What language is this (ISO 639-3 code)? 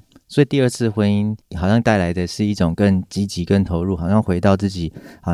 zho